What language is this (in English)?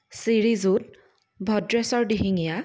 Assamese